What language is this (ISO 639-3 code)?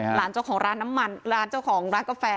tha